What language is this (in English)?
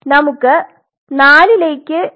Malayalam